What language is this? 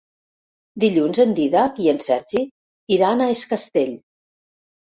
Catalan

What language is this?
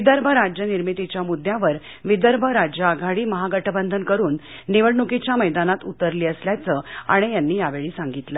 Marathi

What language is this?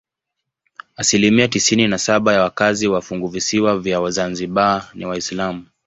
Swahili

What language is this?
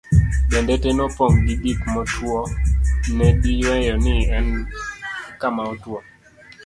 Luo (Kenya and Tanzania)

